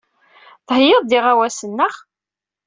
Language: Kabyle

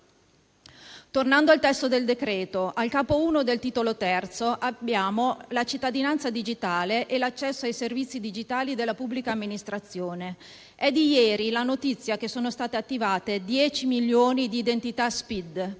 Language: Italian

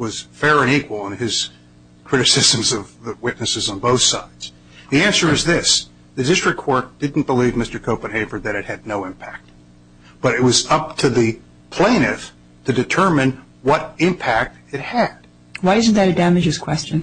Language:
English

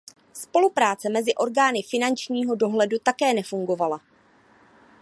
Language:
Czech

